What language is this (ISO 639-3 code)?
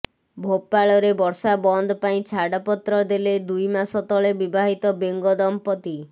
ori